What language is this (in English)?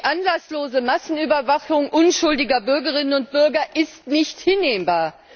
German